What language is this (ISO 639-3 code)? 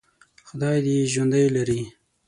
pus